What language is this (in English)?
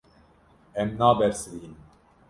Kurdish